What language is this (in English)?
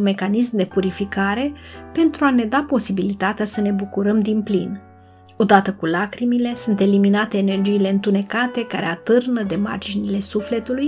Romanian